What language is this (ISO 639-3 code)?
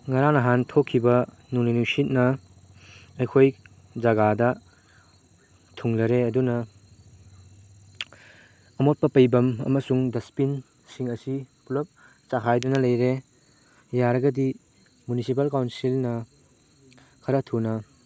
mni